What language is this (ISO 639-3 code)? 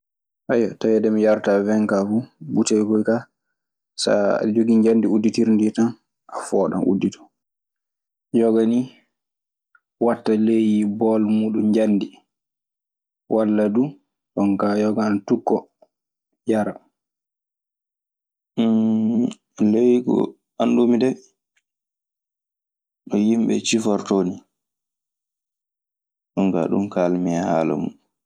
ffm